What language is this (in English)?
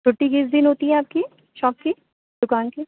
Urdu